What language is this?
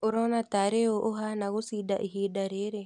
Kikuyu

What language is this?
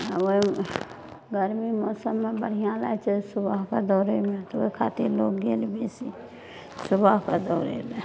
Maithili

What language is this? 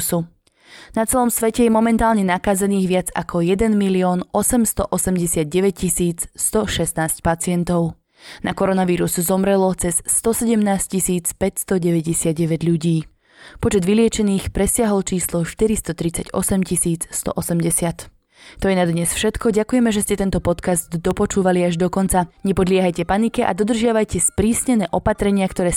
Slovak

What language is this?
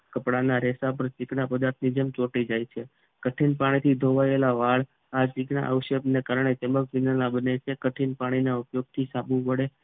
Gujarati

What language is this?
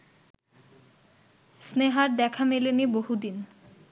Bangla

